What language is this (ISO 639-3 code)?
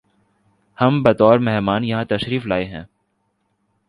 urd